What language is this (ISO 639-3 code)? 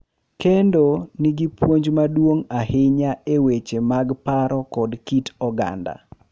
luo